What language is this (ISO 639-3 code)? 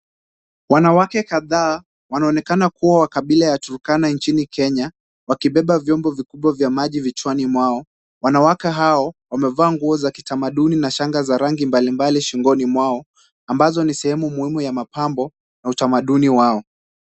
swa